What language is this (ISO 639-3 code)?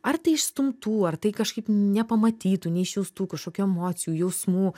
lit